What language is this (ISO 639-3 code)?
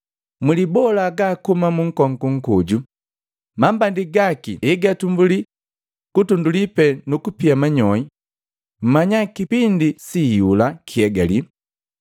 mgv